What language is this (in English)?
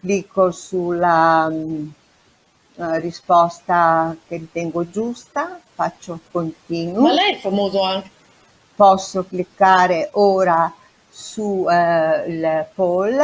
Italian